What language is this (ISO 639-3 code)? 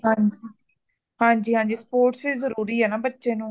pan